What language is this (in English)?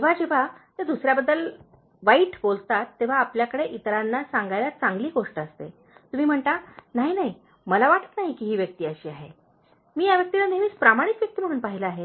Marathi